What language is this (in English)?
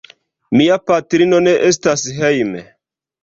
Esperanto